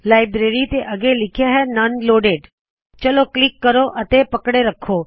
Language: Punjabi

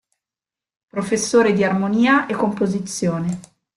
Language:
Italian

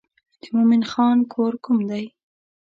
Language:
Pashto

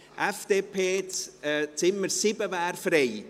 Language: Swiss German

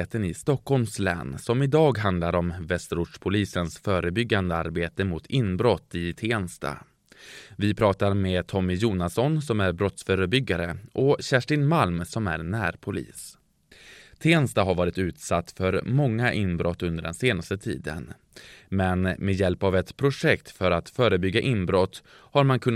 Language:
Swedish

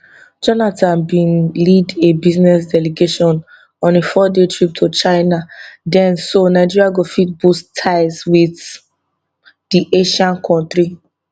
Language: Nigerian Pidgin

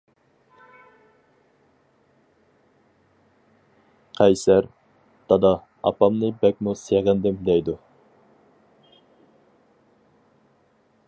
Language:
Uyghur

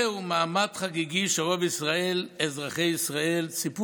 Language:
Hebrew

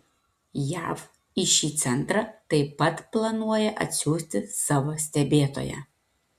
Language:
Lithuanian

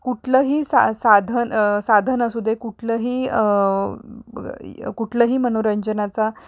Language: Marathi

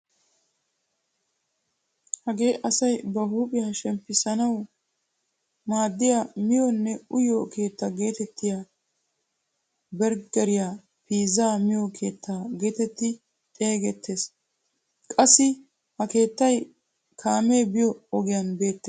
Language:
Wolaytta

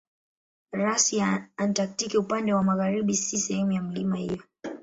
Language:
Swahili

